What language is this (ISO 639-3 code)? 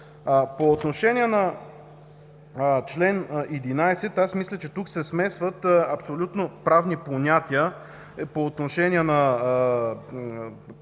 bul